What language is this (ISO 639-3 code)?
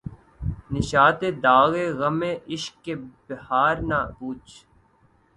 urd